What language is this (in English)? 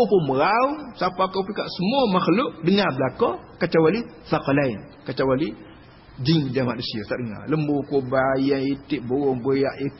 Malay